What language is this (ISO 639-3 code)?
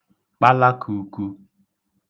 ibo